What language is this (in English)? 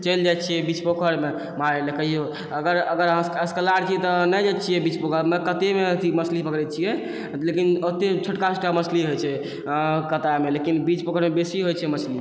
Maithili